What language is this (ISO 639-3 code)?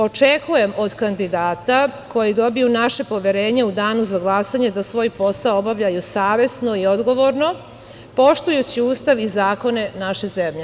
srp